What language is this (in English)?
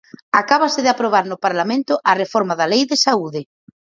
Galician